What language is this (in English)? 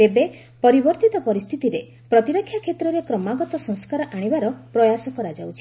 Odia